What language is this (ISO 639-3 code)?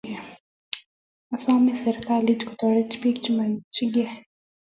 kln